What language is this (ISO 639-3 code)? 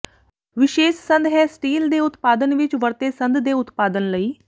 pan